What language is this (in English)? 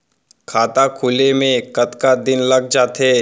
Chhattisgarhi